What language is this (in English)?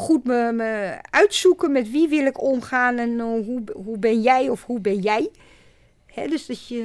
Dutch